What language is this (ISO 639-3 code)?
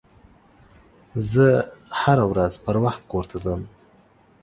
pus